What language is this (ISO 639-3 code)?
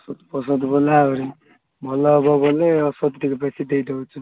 ori